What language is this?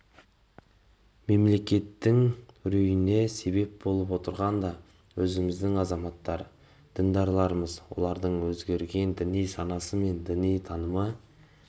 Kazakh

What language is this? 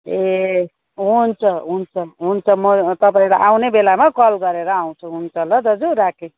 Nepali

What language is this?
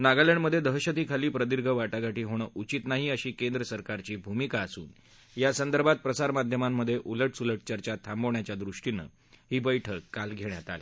Marathi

